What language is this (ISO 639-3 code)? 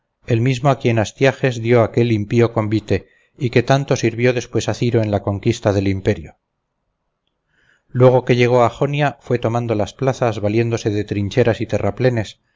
spa